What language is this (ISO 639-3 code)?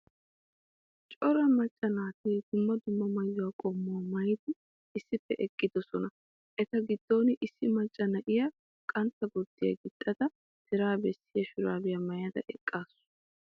wal